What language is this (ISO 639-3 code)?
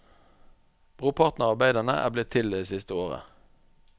nor